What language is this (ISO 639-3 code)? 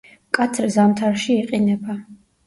kat